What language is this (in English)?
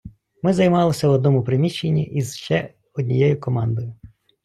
Ukrainian